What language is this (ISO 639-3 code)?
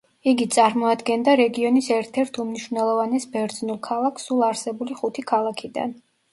kat